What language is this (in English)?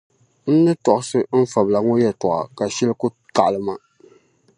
Dagbani